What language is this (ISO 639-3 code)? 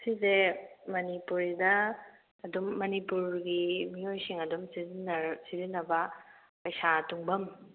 mni